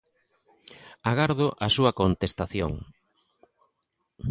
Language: Galician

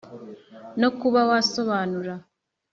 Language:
Kinyarwanda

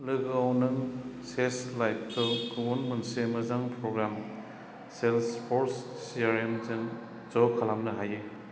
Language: Bodo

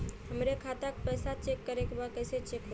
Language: Bhojpuri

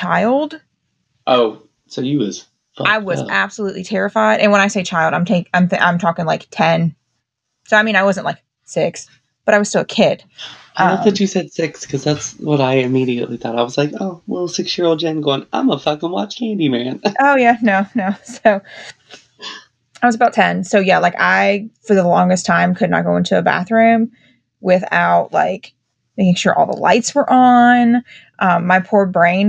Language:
English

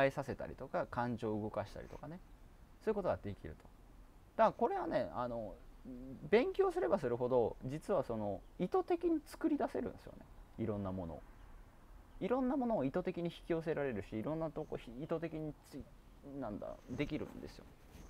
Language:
Japanese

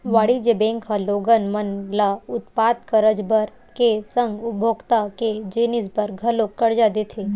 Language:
Chhattisgarhi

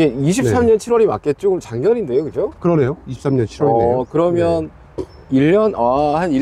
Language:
Korean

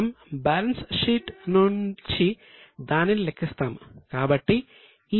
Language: Telugu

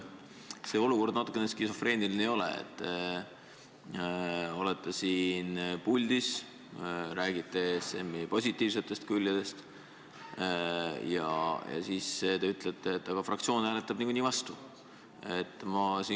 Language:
Estonian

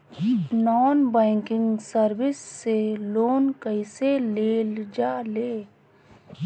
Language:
Bhojpuri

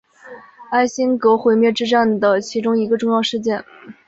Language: Chinese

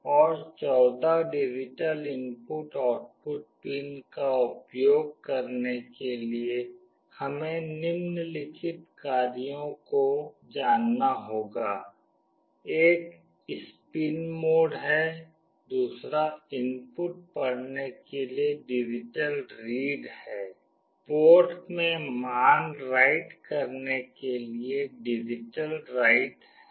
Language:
Hindi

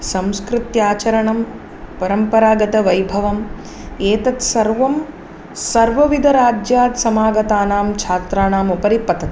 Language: Sanskrit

